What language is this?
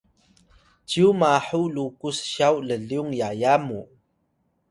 Atayal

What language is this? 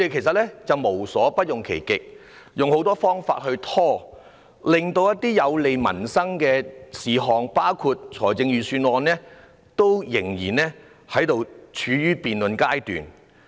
Cantonese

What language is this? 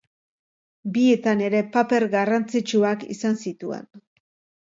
Basque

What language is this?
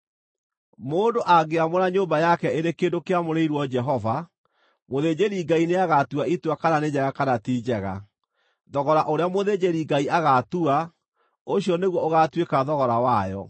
Kikuyu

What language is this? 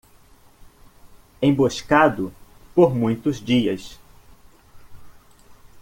Portuguese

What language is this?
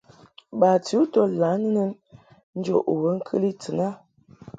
Mungaka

